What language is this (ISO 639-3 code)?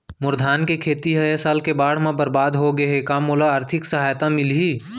hne